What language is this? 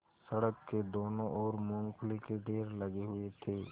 Hindi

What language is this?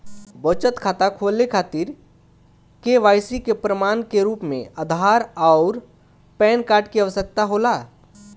Bhojpuri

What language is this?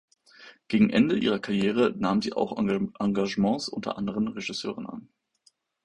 German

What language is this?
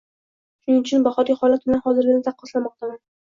Uzbek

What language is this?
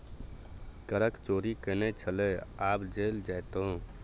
Maithili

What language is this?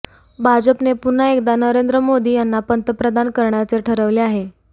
Marathi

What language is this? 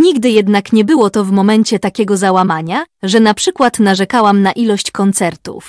Polish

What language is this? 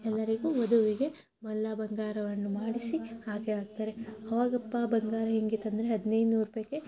Kannada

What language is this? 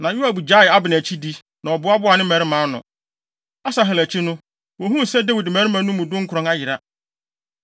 Akan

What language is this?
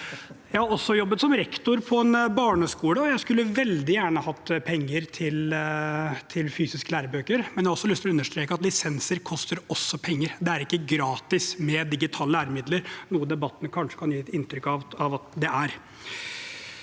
Norwegian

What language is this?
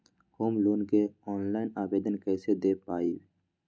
Magahi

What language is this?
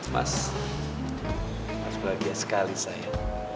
Indonesian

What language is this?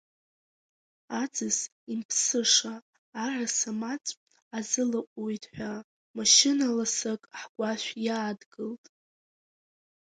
Abkhazian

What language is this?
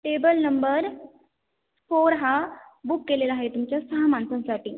Marathi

